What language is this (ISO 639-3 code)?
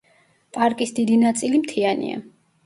kat